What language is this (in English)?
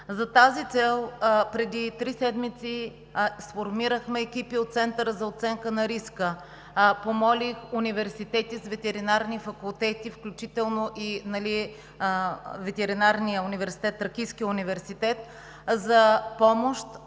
Bulgarian